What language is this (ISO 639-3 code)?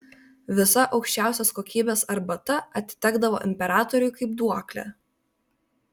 lit